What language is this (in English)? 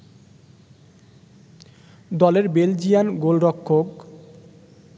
Bangla